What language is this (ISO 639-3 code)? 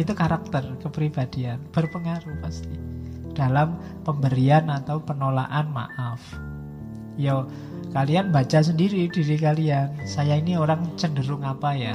ind